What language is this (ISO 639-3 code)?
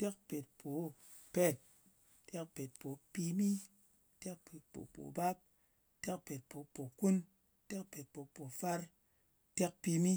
anc